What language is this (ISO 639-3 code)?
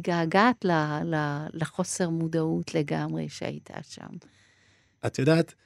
heb